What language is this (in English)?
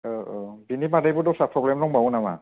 Bodo